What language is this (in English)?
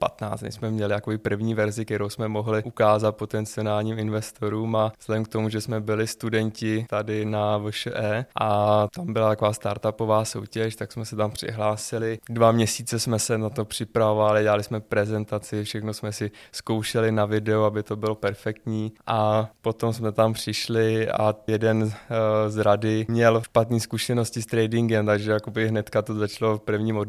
Czech